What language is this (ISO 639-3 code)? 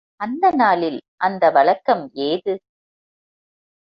tam